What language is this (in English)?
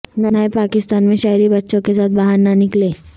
Urdu